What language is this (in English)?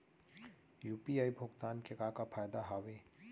Chhattisgarhi